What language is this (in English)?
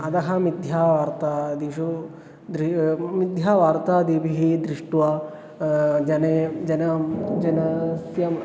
Sanskrit